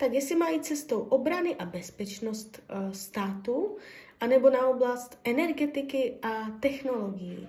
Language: Czech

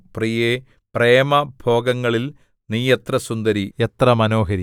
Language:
Malayalam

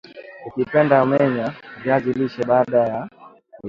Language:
Swahili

